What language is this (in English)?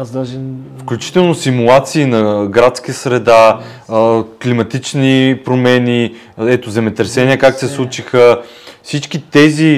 Bulgarian